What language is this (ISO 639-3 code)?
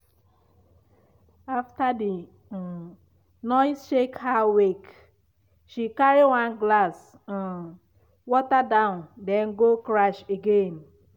pcm